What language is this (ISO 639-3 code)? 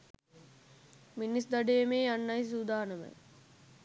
sin